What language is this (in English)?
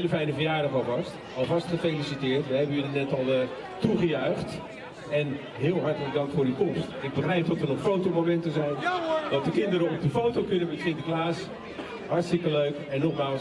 Dutch